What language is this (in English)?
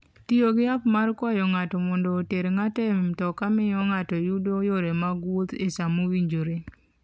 Luo (Kenya and Tanzania)